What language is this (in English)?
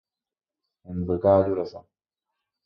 Guarani